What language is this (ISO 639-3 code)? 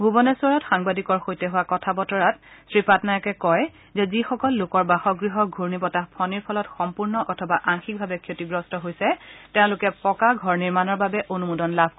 asm